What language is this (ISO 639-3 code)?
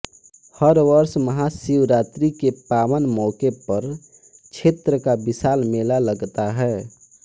hin